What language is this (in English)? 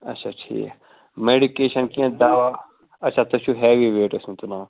Kashmiri